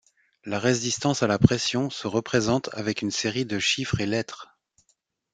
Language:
French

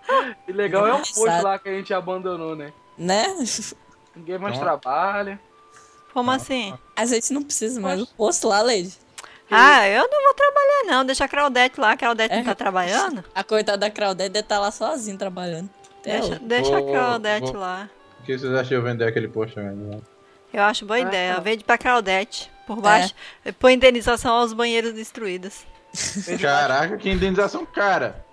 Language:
Portuguese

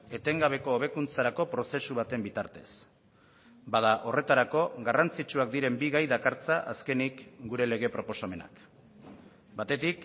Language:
Basque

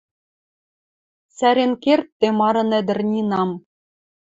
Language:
Western Mari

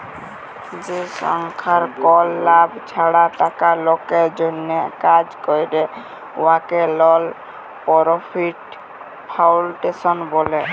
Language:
Bangla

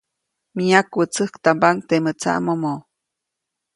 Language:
Copainalá Zoque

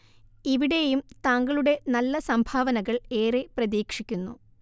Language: Malayalam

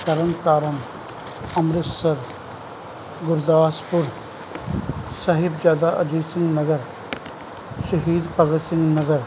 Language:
Punjabi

